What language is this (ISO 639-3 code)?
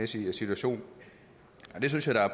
dan